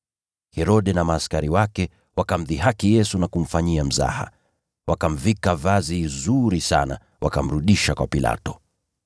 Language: Swahili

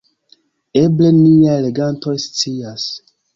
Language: Esperanto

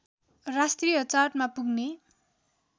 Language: Nepali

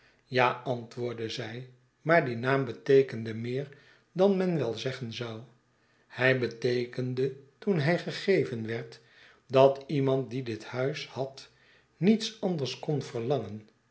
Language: Dutch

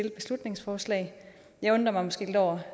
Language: Danish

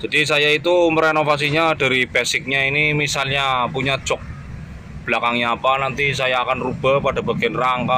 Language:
Indonesian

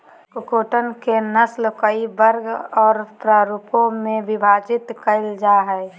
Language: Magahi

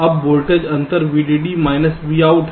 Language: Hindi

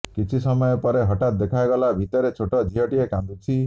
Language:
Odia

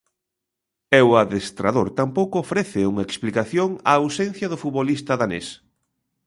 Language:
Galician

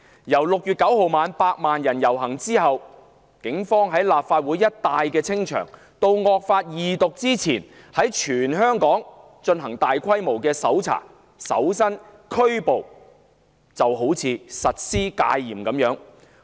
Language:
Cantonese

